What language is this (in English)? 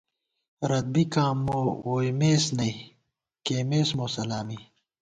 Gawar-Bati